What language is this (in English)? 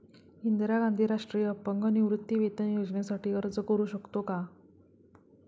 Marathi